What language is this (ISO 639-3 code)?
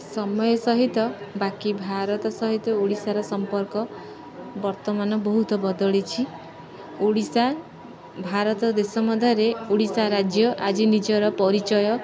ori